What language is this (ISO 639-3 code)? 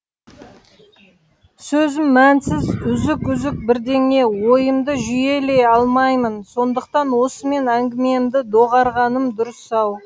kaz